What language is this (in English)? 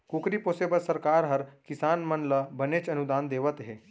Chhattisgarhi